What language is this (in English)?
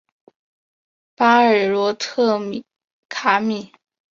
Chinese